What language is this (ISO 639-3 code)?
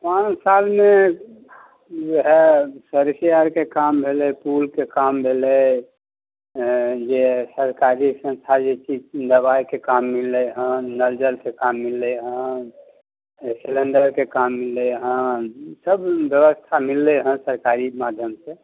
mai